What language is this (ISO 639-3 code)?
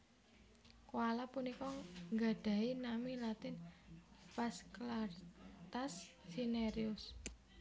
jav